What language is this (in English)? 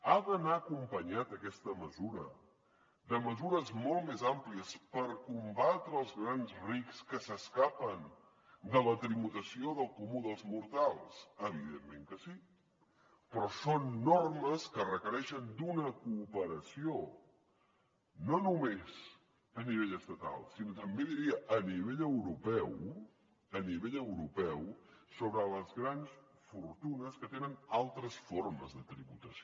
Catalan